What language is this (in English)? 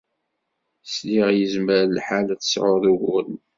Kabyle